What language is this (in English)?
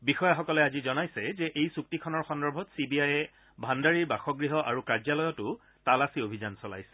Assamese